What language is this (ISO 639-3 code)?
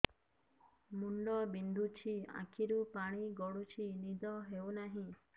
ori